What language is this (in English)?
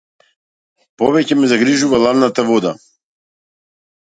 Macedonian